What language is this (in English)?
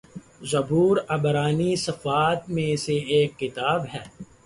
Urdu